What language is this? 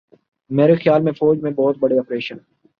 Urdu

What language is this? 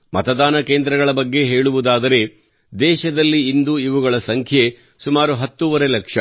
Kannada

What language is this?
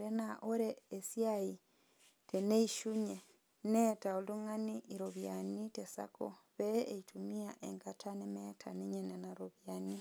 Masai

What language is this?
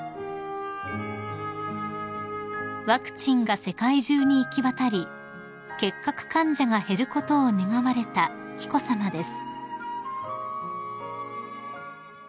Japanese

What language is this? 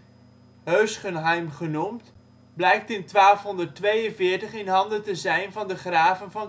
Dutch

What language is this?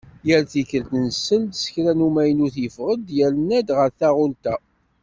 Kabyle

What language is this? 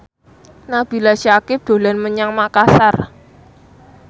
Javanese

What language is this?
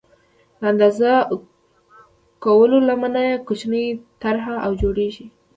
Pashto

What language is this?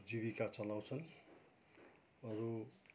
Nepali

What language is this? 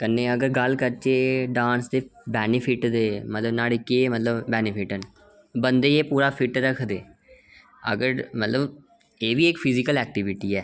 Dogri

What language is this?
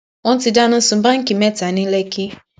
Yoruba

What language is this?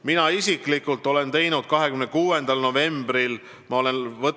Estonian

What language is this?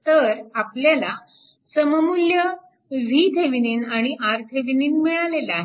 Marathi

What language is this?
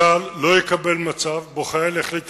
Hebrew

